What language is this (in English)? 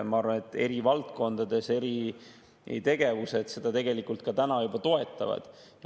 Estonian